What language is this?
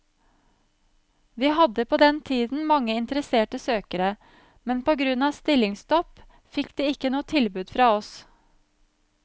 Norwegian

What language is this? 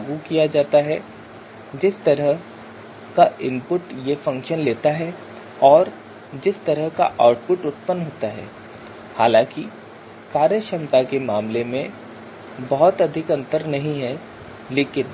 Hindi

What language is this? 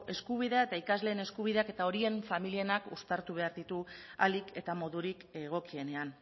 Basque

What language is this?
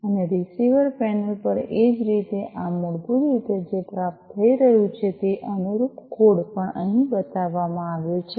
Gujarati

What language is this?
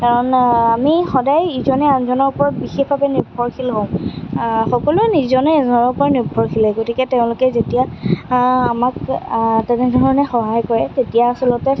Assamese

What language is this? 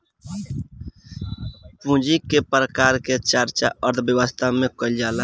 Bhojpuri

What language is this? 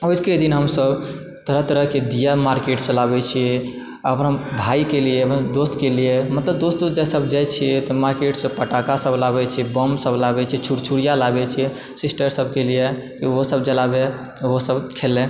Maithili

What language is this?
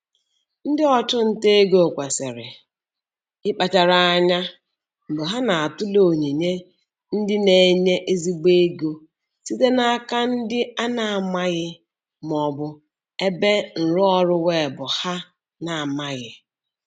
Igbo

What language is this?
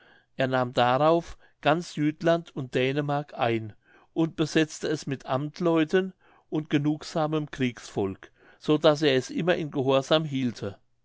German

